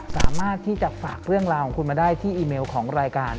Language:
Thai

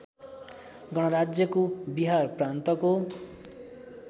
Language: Nepali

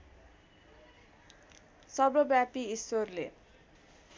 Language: Nepali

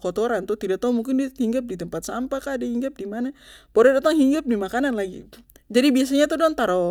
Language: Papuan Malay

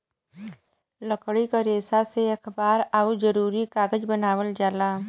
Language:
Bhojpuri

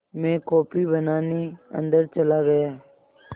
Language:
Hindi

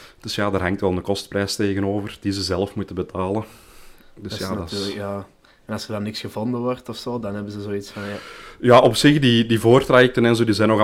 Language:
Dutch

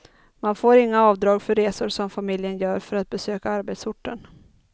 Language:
Swedish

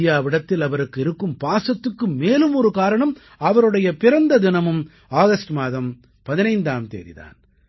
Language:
Tamil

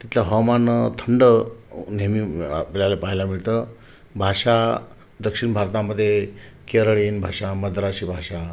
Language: Marathi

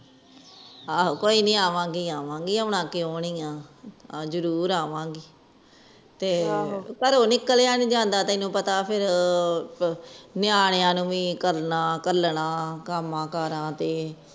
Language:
Punjabi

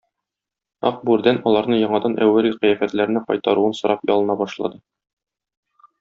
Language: Tatar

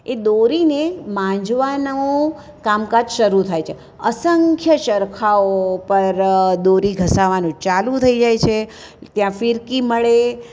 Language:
Gujarati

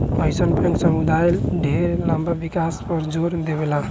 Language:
Bhojpuri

